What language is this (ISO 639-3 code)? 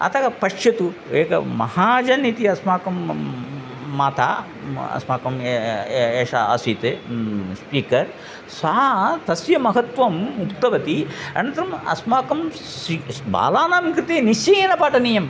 san